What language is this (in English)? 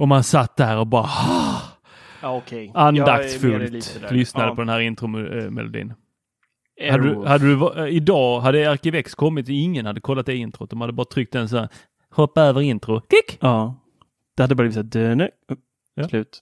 Swedish